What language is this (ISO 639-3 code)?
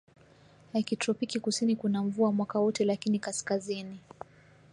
swa